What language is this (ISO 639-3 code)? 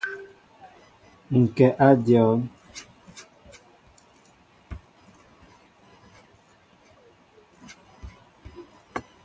mbo